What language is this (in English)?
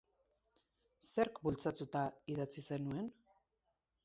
Basque